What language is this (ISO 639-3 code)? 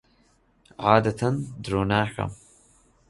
ckb